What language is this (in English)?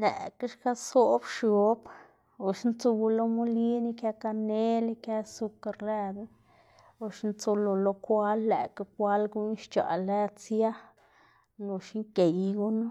Xanaguía Zapotec